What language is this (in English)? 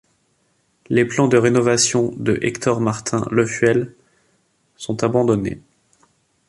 French